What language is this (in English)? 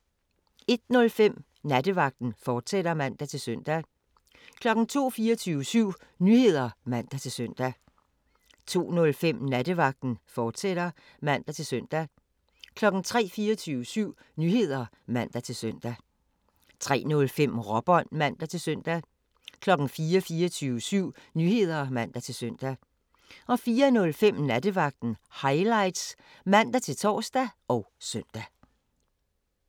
Danish